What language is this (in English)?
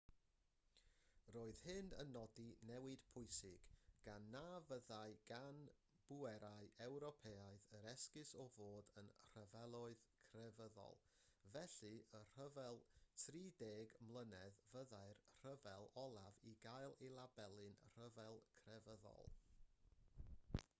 Welsh